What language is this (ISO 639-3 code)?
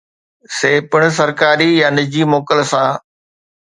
snd